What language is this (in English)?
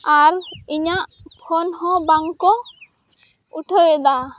Santali